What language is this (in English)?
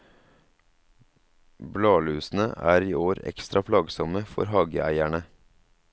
Norwegian